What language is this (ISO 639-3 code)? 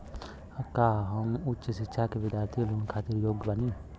bho